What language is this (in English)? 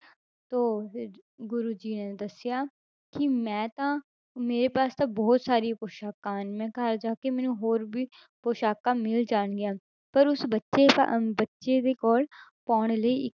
Punjabi